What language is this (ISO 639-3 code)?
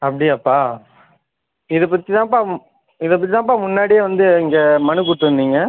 tam